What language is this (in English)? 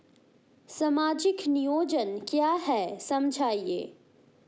Hindi